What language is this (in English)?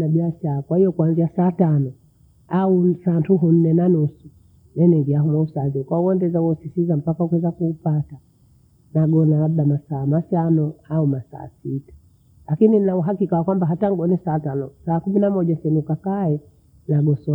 Bondei